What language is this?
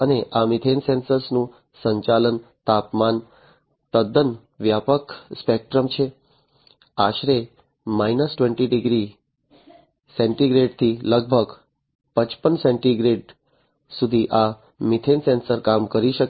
Gujarati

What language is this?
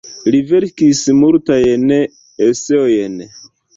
Esperanto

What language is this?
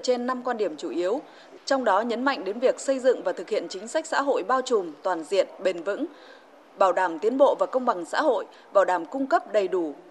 Vietnamese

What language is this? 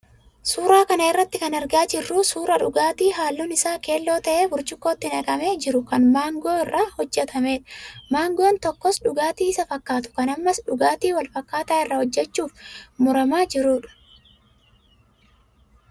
Oromo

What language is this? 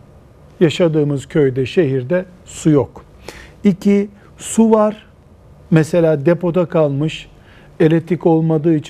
Turkish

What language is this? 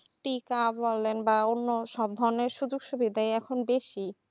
Bangla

